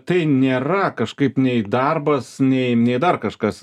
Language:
Lithuanian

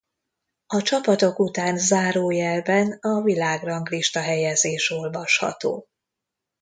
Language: Hungarian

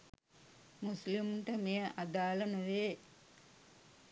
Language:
Sinhala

